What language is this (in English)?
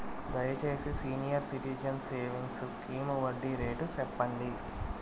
Telugu